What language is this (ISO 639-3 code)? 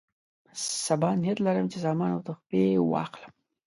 pus